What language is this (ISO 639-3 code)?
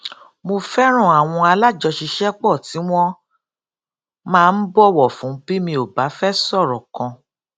yor